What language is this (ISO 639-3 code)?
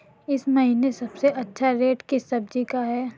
hin